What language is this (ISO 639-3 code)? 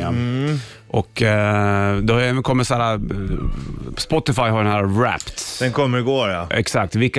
swe